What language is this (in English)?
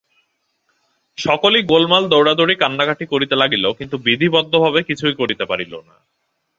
Bangla